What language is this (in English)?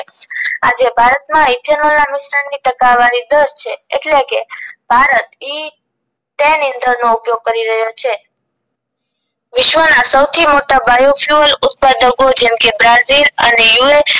Gujarati